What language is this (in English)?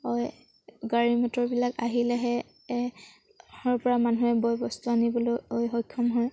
Assamese